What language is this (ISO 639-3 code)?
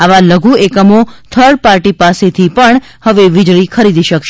guj